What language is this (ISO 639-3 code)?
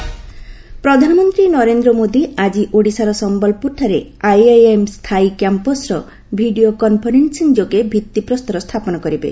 ori